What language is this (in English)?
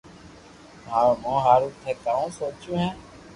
Loarki